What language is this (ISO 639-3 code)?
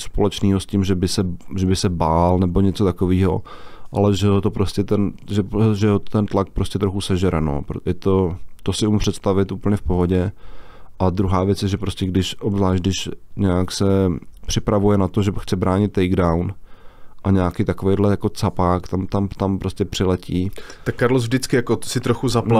ces